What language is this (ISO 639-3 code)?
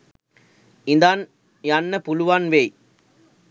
sin